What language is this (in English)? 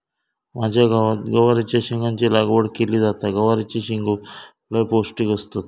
Marathi